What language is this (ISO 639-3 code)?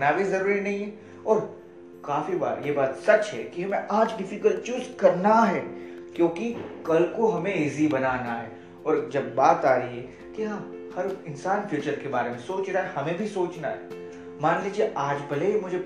hin